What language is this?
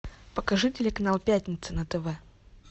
Russian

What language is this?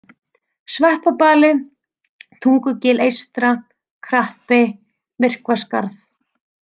Icelandic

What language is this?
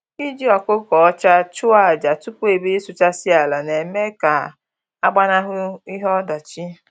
Igbo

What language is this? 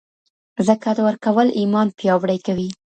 Pashto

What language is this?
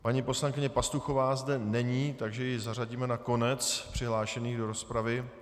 Czech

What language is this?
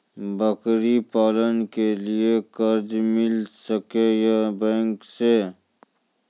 Maithili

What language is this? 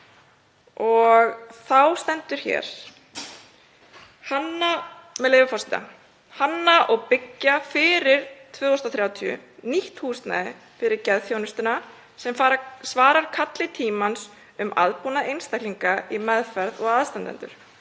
Icelandic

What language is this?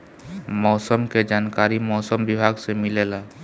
Bhojpuri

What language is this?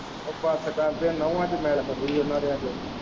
Punjabi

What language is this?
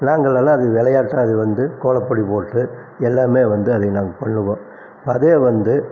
Tamil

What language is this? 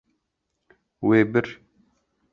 Kurdish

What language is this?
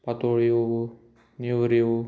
Konkani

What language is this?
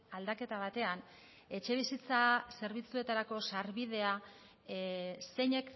Basque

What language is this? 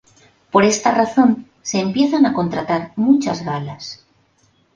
Spanish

